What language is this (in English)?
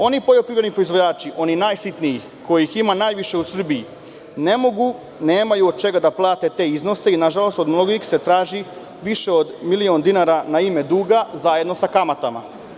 Serbian